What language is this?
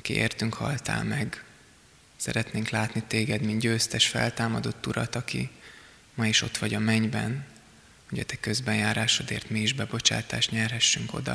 Hungarian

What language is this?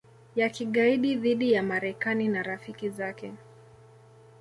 Swahili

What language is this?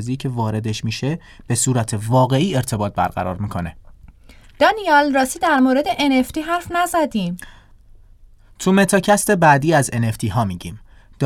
Persian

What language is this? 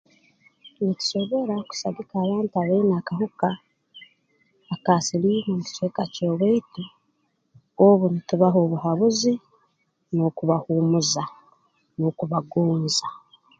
Tooro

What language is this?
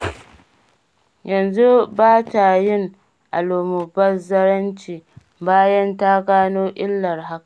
Hausa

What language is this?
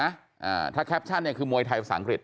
Thai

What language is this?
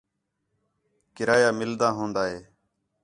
Khetrani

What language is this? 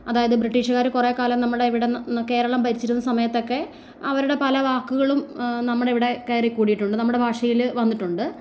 Malayalam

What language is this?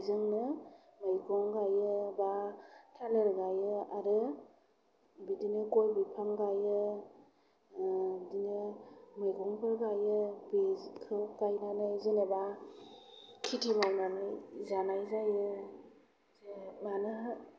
Bodo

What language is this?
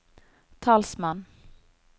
Norwegian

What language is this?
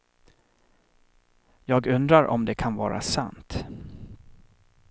Swedish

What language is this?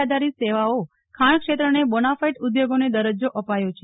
Gujarati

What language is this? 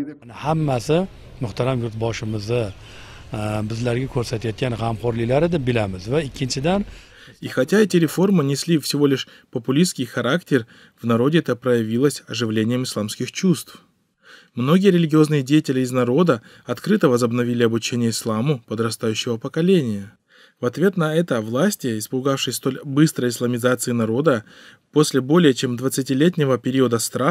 Russian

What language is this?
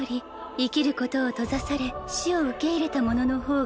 Japanese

